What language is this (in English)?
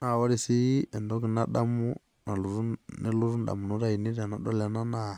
Masai